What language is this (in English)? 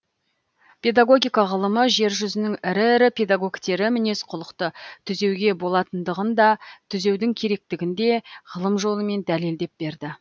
Kazakh